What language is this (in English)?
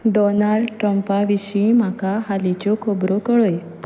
Konkani